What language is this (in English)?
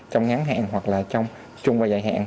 Vietnamese